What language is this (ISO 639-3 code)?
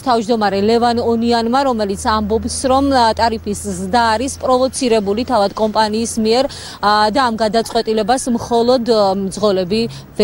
rus